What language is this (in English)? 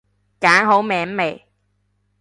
Cantonese